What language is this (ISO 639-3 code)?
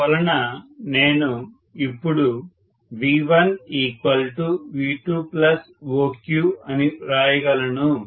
tel